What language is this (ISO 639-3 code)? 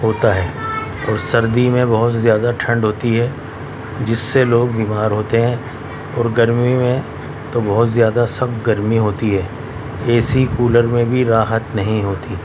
urd